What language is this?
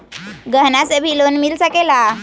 Magahi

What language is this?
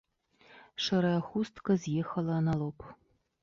Belarusian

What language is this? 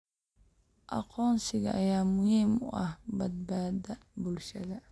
Somali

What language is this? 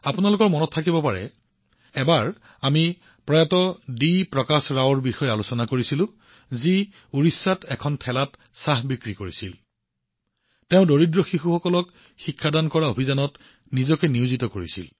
Assamese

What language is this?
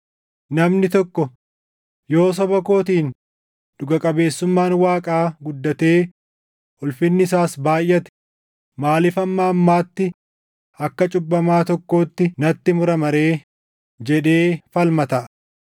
Oromo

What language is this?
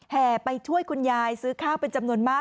Thai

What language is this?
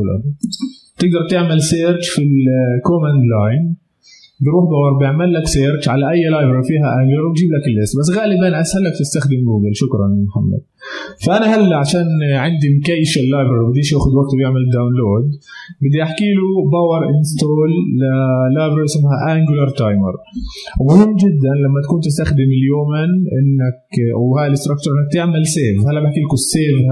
Arabic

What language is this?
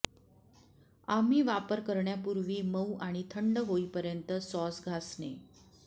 Marathi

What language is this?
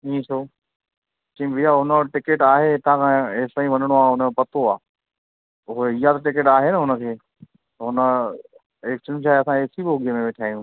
Sindhi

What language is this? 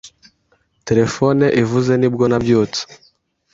Kinyarwanda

